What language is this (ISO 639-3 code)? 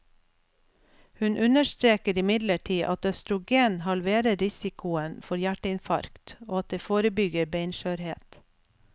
nor